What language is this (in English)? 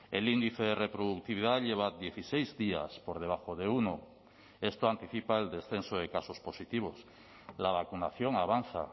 Spanish